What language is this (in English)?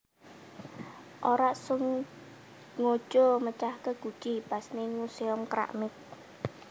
Javanese